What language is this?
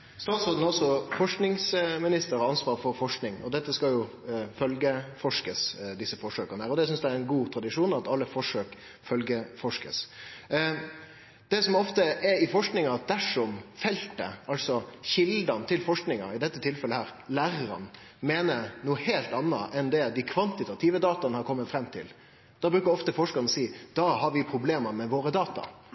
Norwegian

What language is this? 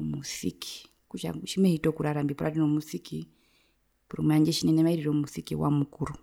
Herero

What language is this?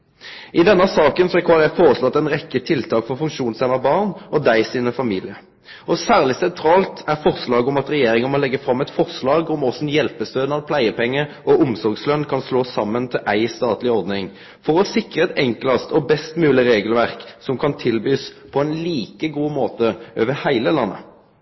Norwegian Bokmål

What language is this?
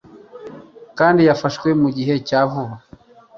Kinyarwanda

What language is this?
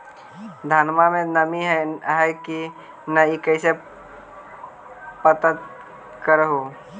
Magahi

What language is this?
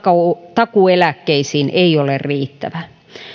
Finnish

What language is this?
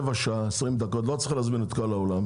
Hebrew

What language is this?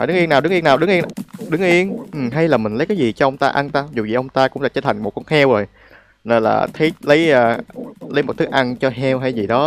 Vietnamese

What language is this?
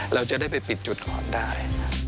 Thai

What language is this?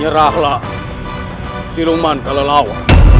Indonesian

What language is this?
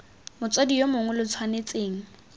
Tswana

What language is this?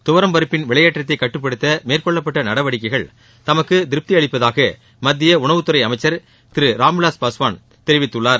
Tamil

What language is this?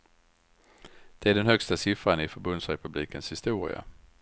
Swedish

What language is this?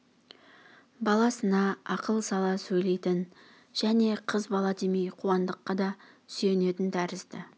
Kazakh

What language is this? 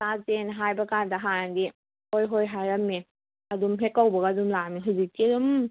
Manipuri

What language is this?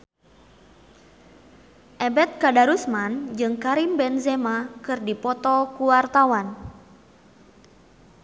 Sundanese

